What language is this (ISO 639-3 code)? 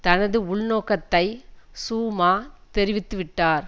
tam